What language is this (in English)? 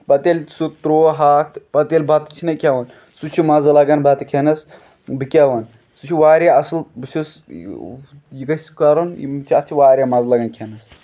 Kashmiri